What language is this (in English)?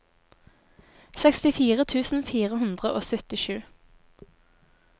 Norwegian